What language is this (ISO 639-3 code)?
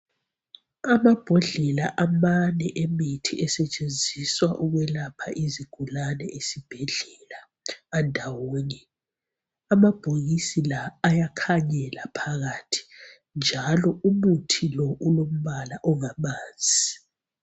nde